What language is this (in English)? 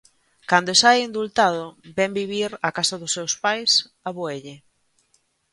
Galician